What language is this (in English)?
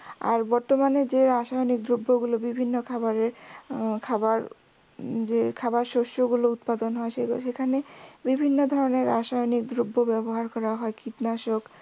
Bangla